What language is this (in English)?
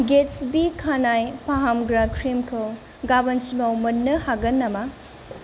Bodo